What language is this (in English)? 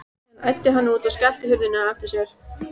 Icelandic